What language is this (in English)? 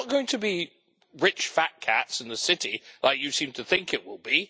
English